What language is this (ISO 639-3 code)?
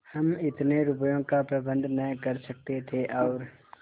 hin